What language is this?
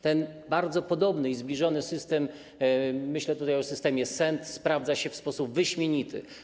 Polish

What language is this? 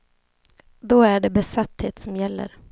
Swedish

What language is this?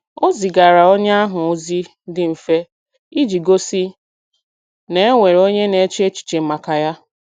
Igbo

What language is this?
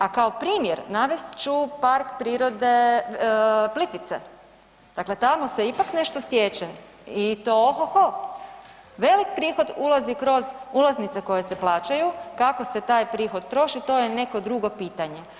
Croatian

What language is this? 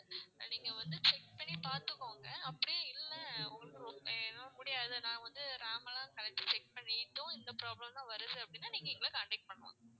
Tamil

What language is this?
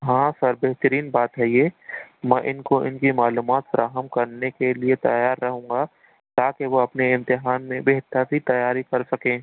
Urdu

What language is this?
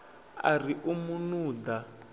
Venda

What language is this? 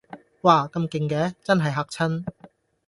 Cantonese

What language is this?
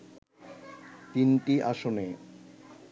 Bangla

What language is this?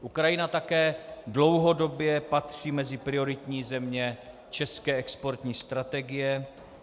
Czech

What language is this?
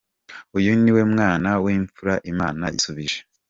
Kinyarwanda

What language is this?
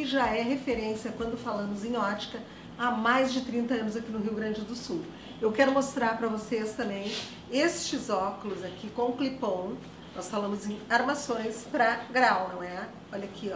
Portuguese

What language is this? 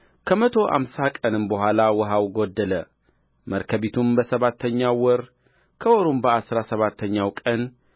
Amharic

